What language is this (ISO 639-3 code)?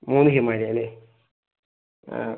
mal